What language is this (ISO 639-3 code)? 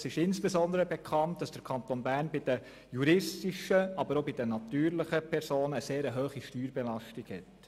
gsw